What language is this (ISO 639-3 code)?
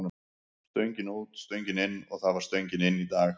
isl